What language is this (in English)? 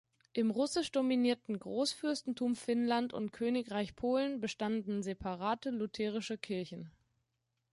German